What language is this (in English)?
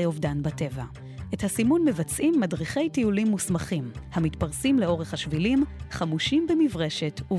Hebrew